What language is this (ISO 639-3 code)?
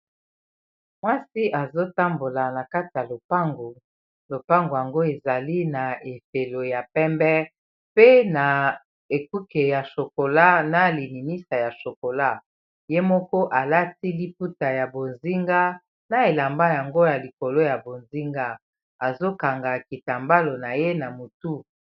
lin